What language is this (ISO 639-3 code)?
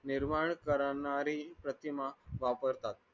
mar